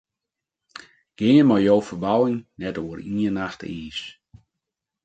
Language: Western Frisian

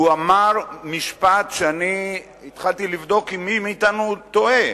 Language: Hebrew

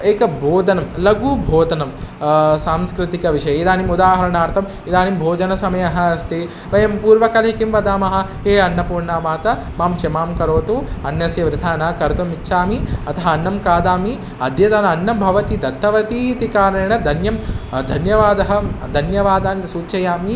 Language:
Sanskrit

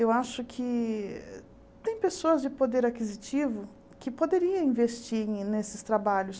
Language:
Portuguese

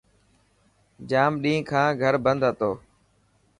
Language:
Dhatki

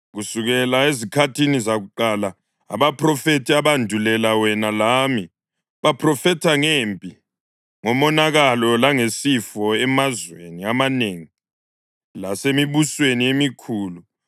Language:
North Ndebele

